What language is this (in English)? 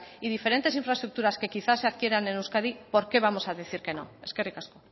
Spanish